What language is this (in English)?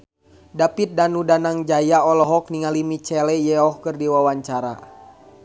Sundanese